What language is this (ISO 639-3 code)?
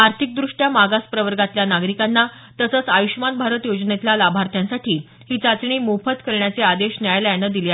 mar